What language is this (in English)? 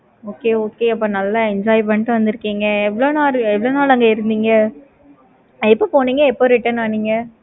Tamil